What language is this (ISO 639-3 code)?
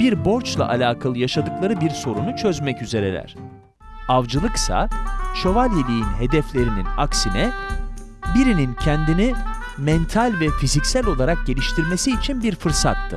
tur